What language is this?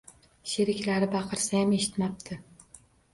Uzbek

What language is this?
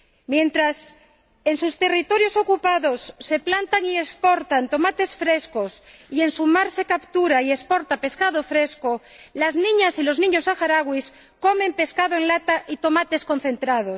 Spanish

